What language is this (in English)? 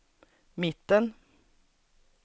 Swedish